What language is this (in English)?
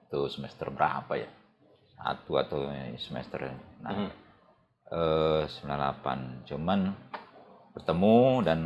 Indonesian